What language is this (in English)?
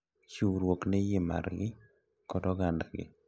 Luo (Kenya and Tanzania)